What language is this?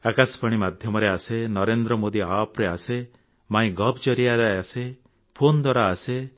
Odia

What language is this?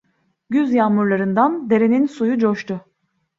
Turkish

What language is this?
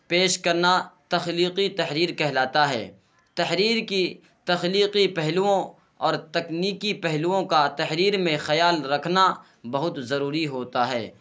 Urdu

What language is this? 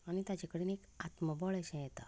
Konkani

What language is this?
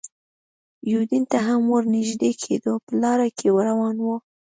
Pashto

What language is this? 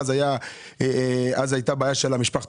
Hebrew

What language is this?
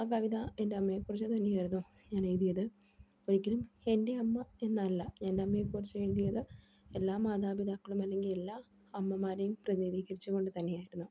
Malayalam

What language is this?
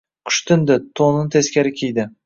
Uzbek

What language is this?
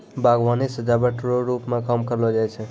Maithili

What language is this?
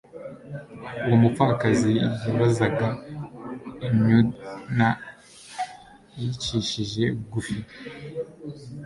Kinyarwanda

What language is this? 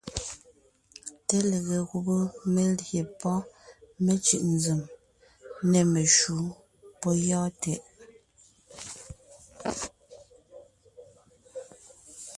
Ngiemboon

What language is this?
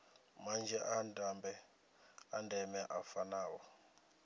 Venda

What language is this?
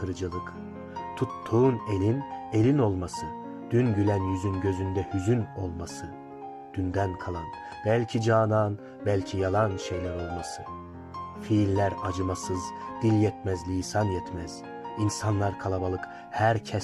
Turkish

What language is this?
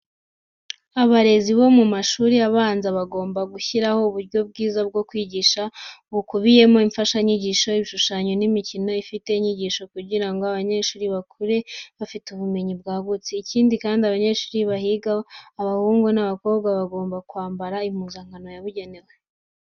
Kinyarwanda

